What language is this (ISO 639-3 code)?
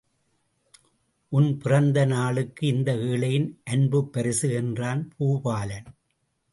tam